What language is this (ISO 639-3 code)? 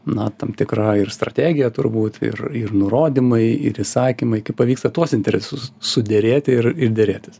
lit